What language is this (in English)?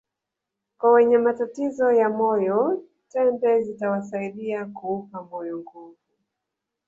Swahili